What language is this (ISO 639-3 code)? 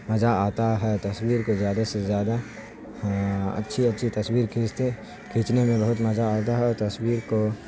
urd